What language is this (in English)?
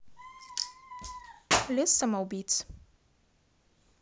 Russian